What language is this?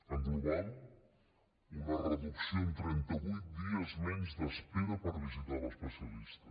Catalan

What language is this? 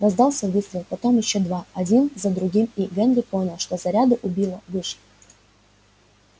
Russian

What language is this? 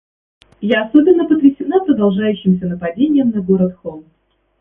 Russian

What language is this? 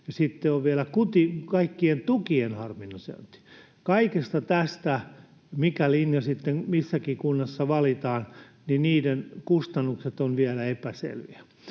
Finnish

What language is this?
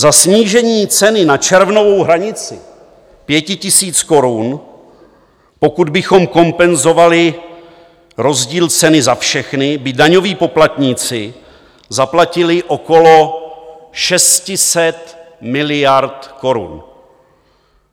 Czech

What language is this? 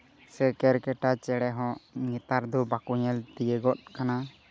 Santali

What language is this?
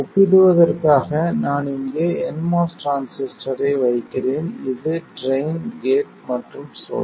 Tamil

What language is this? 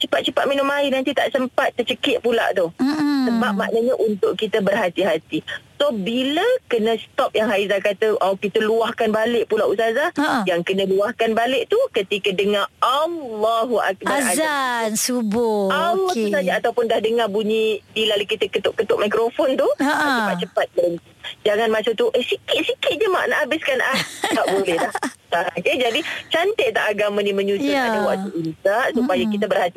Malay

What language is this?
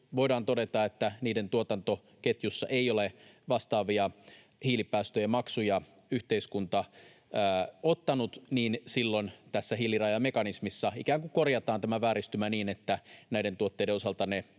Finnish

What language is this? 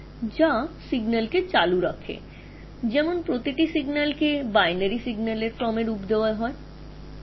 Bangla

